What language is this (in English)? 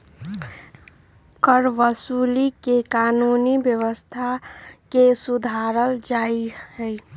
Magahi